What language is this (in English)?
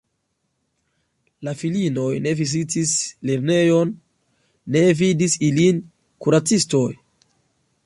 Esperanto